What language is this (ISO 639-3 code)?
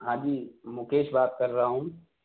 urd